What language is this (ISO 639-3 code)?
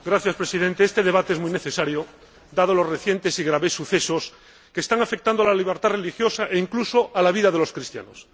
spa